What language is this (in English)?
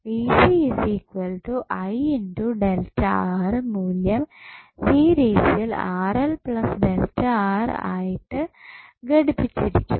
Malayalam